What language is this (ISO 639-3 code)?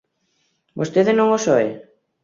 glg